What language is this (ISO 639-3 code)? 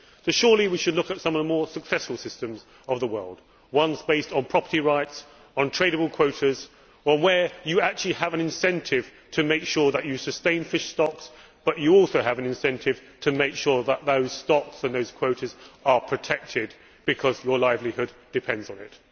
eng